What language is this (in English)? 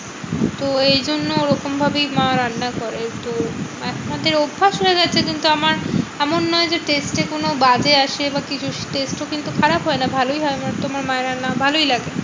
Bangla